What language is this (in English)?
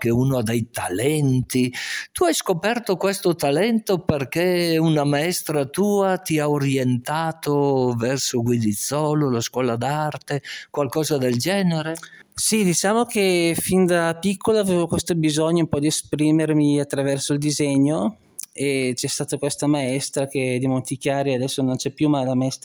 Italian